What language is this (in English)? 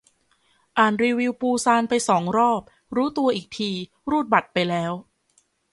Thai